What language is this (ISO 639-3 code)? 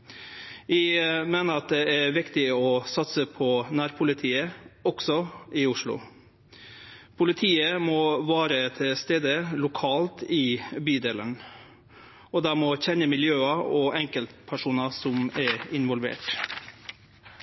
nno